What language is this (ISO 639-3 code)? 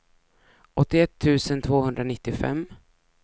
swe